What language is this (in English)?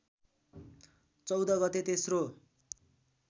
Nepali